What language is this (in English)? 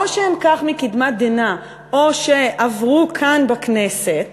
Hebrew